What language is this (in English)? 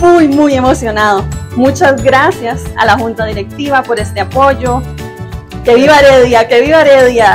Spanish